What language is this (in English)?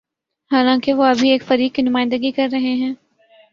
Urdu